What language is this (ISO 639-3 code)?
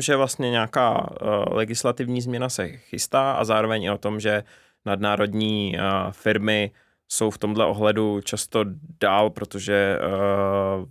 ces